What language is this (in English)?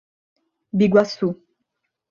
Portuguese